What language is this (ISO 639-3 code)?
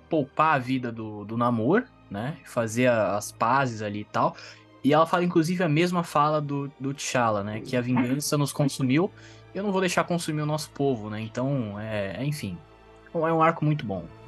por